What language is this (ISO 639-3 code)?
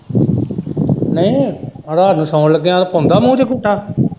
pan